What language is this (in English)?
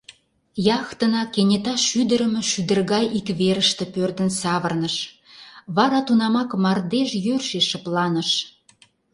Mari